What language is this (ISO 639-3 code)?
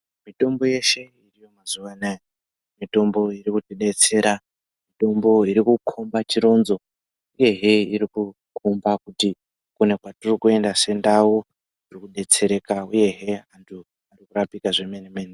ndc